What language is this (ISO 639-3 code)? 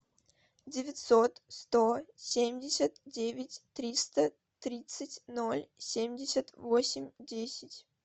rus